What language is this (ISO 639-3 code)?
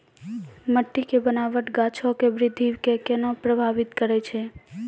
mai